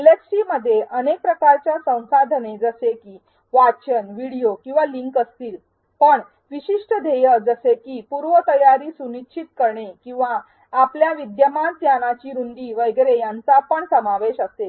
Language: Marathi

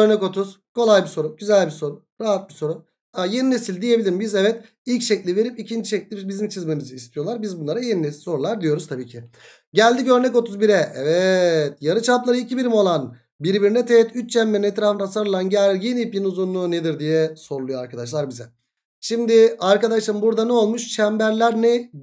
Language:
Turkish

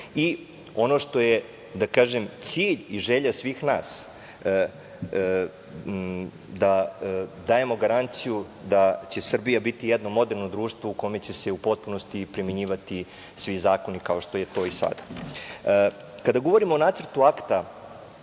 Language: Serbian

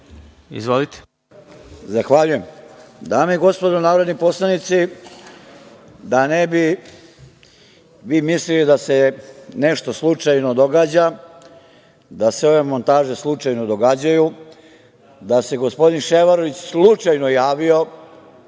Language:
Serbian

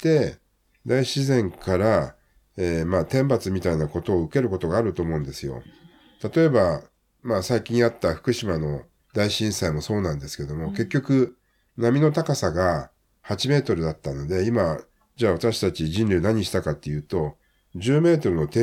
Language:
Japanese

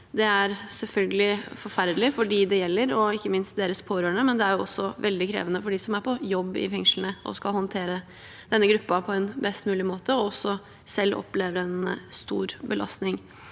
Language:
Norwegian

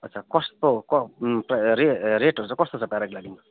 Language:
Nepali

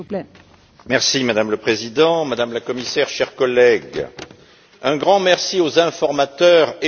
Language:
French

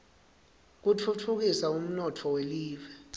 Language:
Swati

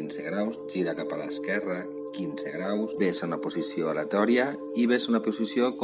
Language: Catalan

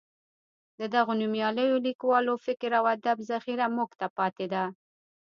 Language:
Pashto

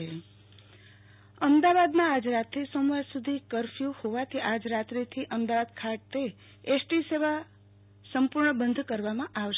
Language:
Gujarati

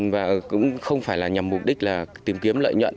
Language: Vietnamese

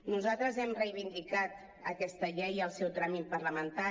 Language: Catalan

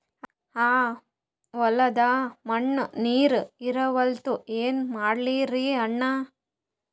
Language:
Kannada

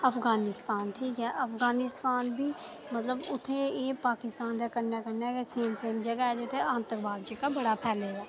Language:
Dogri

